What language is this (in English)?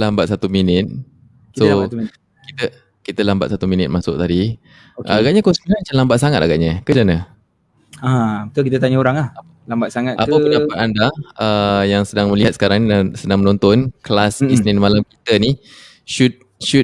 Malay